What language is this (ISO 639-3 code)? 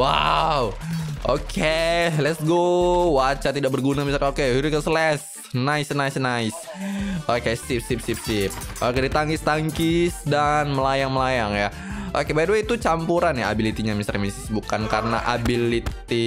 ind